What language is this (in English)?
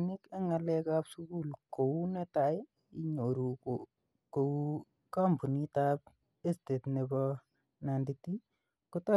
Kalenjin